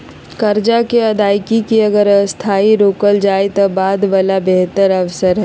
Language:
Magahi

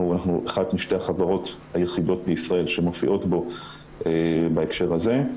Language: Hebrew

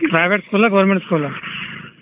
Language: Kannada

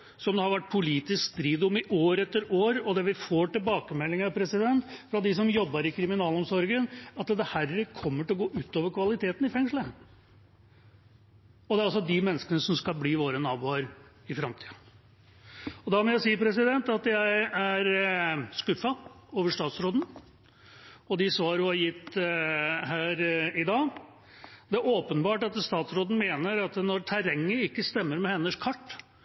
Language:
Norwegian Bokmål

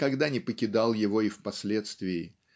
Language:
Russian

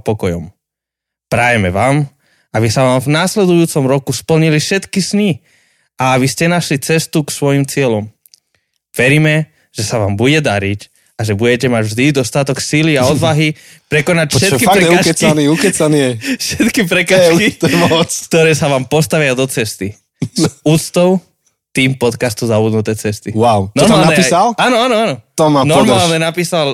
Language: Slovak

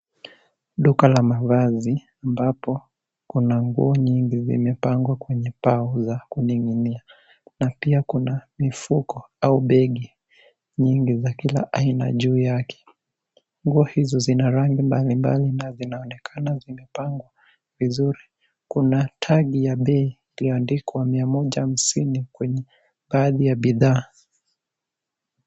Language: Swahili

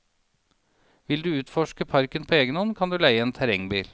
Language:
Norwegian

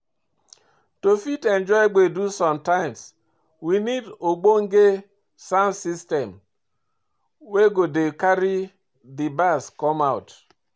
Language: Nigerian Pidgin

